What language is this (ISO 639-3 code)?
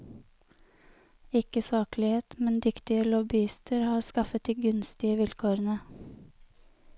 nor